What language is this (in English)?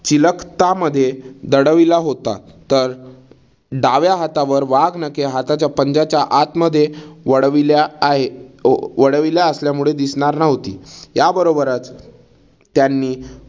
Marathi